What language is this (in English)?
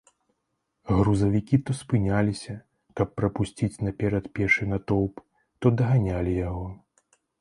Belarusian